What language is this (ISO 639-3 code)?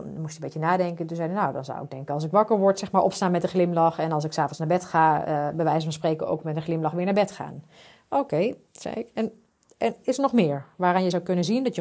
nld